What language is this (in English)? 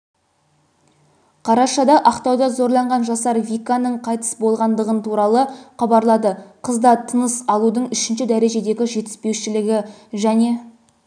Kazakh